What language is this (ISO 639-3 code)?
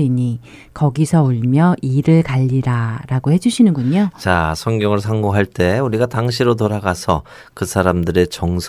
kor